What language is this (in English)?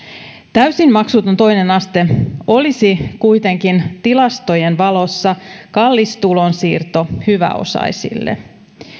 Finnish